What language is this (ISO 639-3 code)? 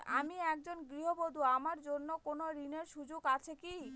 ben